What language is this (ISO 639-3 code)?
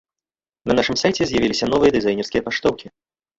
bel